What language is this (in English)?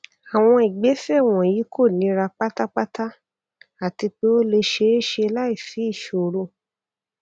Yoruba